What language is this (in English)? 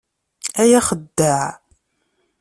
Kabyle